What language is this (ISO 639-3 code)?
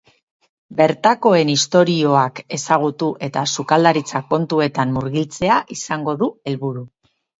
eus